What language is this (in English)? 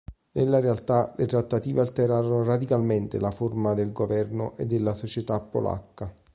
Italian